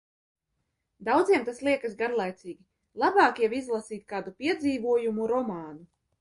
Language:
Latvian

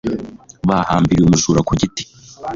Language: Kinyarwanda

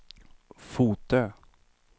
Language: Swedish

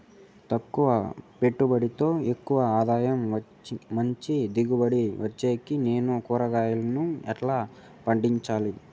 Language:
Telugu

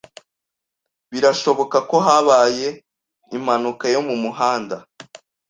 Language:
Kinyarwanda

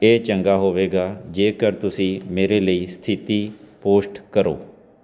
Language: Punjabi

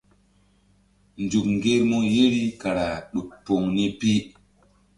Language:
Mbum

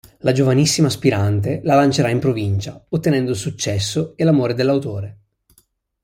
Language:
Italian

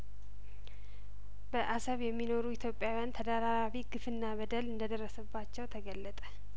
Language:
Amharic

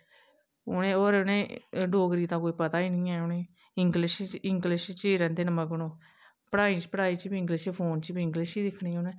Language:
Dogri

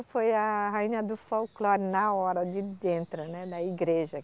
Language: Portuguese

